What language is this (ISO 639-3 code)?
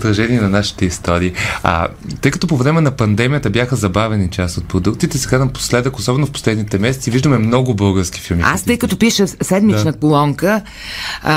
bul